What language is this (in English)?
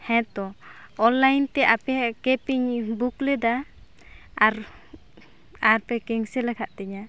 Santali